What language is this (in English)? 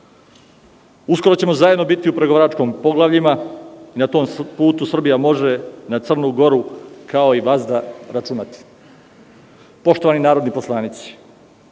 Serbian